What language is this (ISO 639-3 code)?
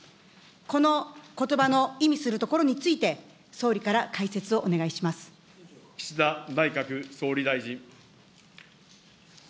jpn